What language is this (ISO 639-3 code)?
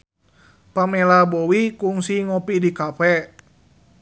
sun